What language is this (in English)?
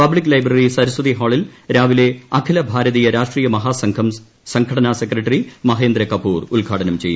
Malayalam